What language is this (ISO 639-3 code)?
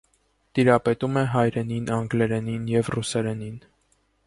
hye